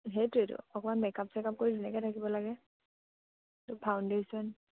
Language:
Assamese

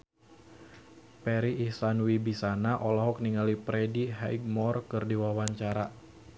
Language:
Sundanese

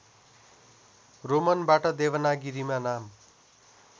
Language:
Nepali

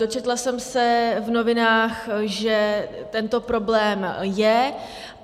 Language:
Czech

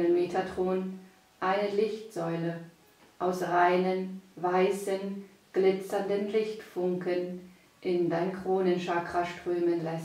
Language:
German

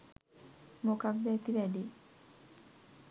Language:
Sinhala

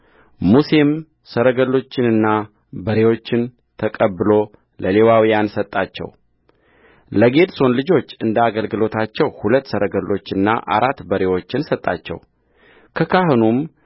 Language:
Amharic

